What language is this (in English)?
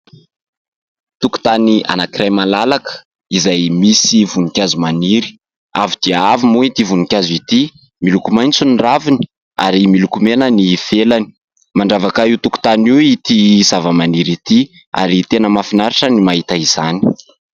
Malagasy